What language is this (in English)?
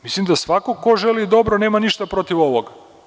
Serbian